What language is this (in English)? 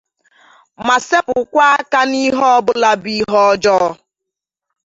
Igbo